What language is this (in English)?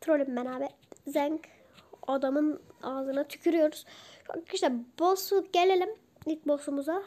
Turkish